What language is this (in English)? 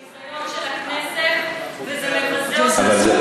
Hebrew